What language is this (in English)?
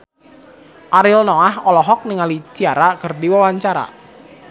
Sundanese